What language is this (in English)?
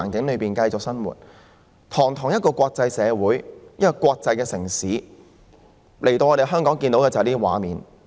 Cantonese